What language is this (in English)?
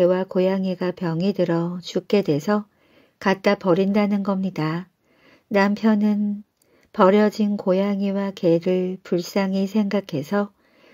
Korean